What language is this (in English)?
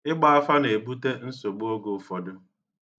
Igbo